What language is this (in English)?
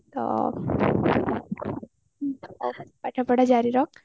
Odia